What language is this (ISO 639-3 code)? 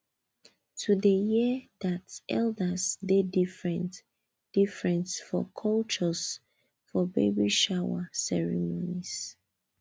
pcm